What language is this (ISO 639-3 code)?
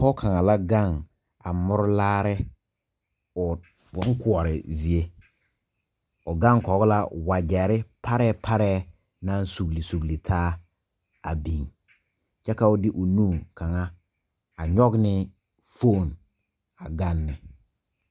dga